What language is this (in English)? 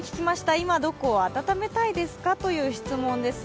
Japanese